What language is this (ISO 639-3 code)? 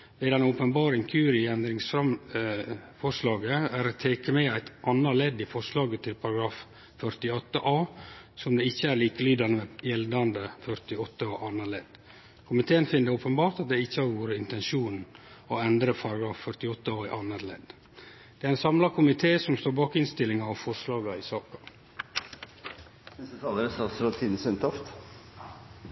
nor